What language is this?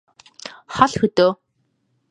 Mongolian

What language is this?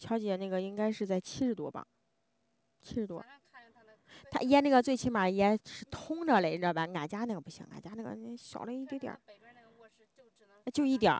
Chinese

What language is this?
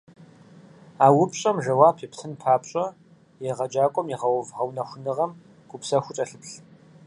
Kabardian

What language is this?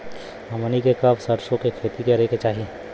Bhojpuri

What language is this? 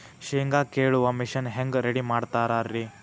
Kannada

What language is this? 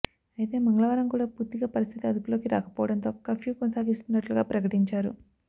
Telugu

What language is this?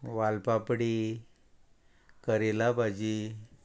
Konkani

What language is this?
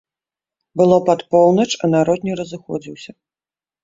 Belarusian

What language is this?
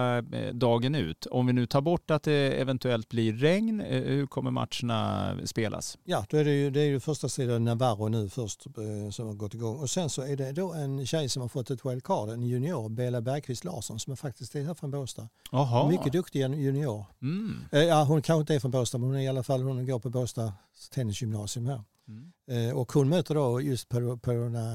Swedish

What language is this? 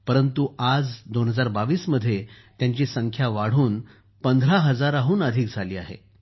Marathi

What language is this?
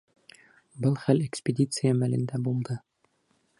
Bashkir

